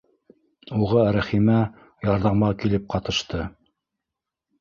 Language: Bashkir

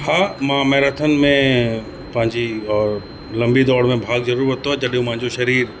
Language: Sindhi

